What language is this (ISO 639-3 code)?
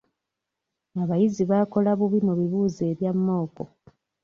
lug